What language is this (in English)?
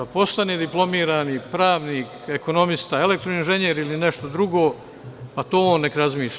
Serbian